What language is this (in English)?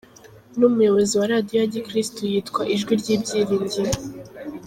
Kinyarwanda